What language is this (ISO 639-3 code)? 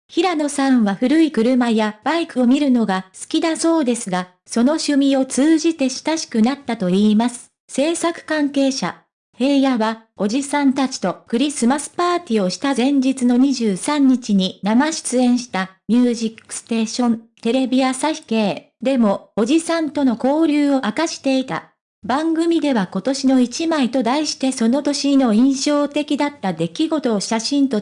jpn